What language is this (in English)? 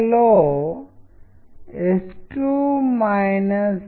Telugu